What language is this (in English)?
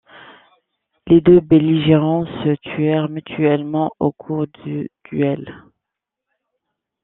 French